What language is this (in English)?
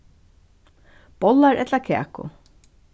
Faroese